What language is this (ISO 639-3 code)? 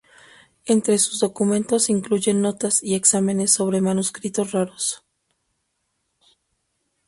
spa